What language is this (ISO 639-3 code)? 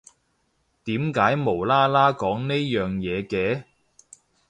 yue